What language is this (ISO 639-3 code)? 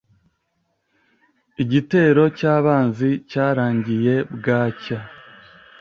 kin